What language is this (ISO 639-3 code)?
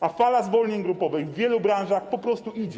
pol